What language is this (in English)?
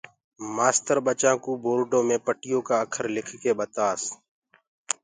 Gurgula